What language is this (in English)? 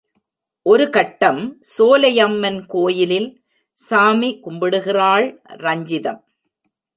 Tamil